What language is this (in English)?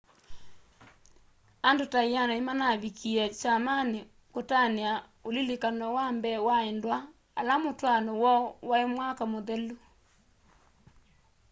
Kamba